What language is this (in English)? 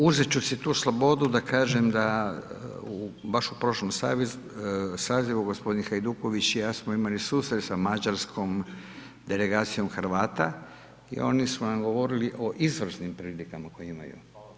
Croatian